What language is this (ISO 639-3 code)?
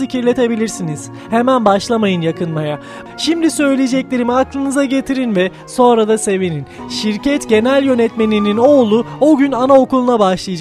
tur